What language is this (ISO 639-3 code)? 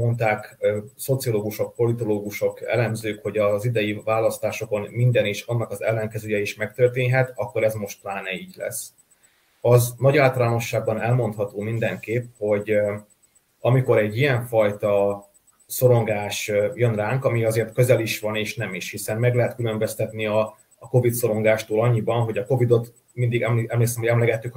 hun